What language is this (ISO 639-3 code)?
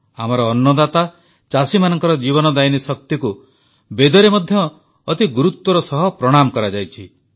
ori